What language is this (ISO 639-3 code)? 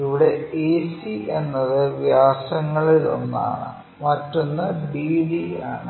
mal